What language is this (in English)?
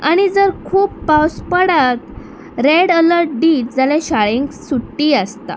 Konkani